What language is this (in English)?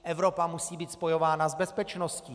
Czech